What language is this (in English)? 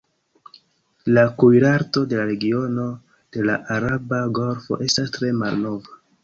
Esperanto